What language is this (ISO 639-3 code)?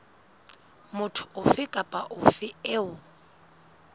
sot